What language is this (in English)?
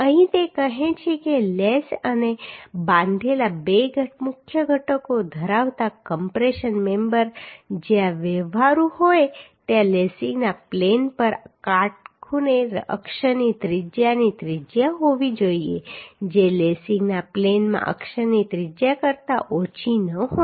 Gujarati